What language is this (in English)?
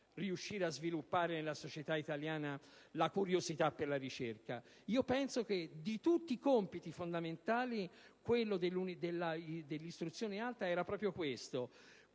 Italian